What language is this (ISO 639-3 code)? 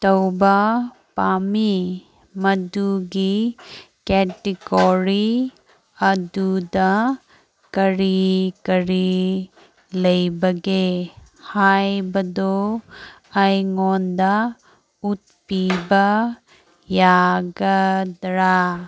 mni